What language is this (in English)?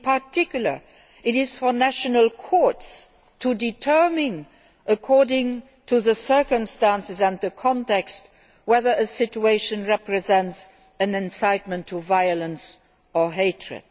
English